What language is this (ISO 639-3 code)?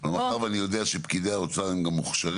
heb